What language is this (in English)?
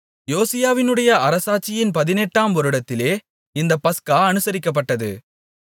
Tamil